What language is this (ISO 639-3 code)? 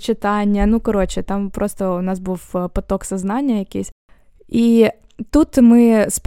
ukr